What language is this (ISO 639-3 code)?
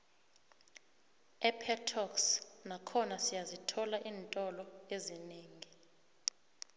nbl